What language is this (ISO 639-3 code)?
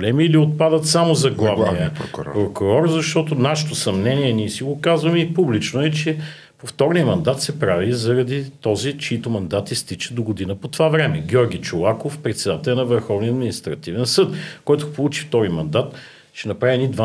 bul